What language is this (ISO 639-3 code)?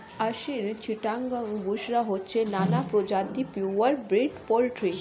ben